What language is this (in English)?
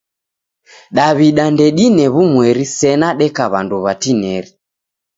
Taita